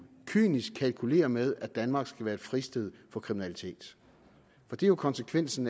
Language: Danish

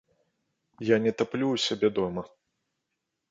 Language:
Belarusian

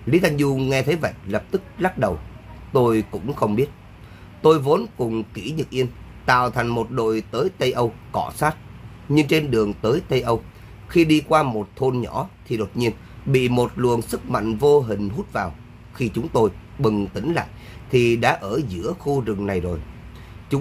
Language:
Vietnamese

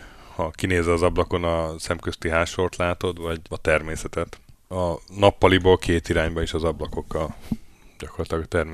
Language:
Hungarian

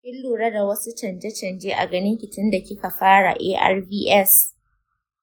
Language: Hausa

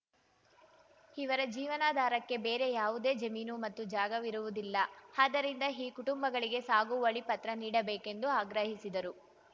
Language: Kannada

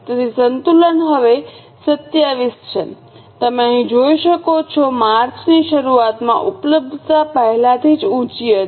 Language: Gujarati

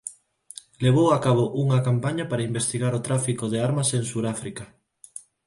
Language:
Galician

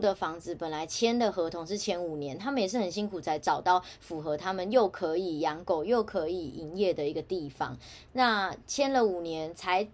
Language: Chinese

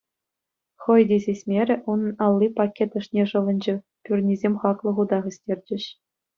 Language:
Chuvash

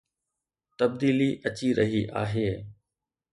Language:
Sindhi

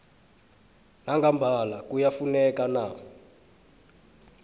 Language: South Ndebele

